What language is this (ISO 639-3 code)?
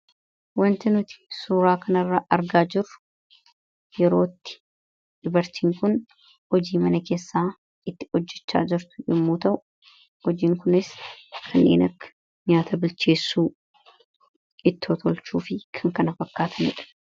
orm